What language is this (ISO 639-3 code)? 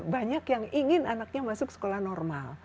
ind